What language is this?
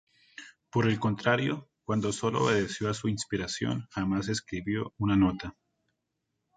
Spanish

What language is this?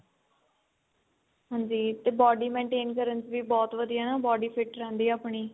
Punjabi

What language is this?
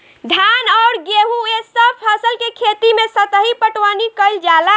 Bhojpuri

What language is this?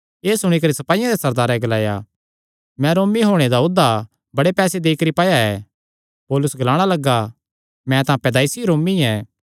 Kangri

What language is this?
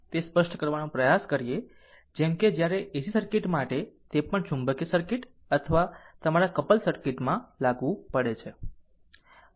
Gujarati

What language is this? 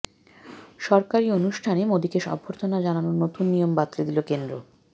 Bangla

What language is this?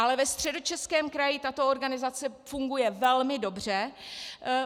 Czech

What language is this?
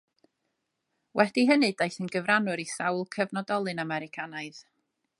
Welsh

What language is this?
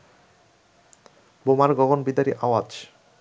Bangla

